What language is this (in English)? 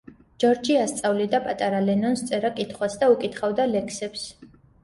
Georgian